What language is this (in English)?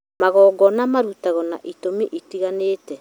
Kikuyu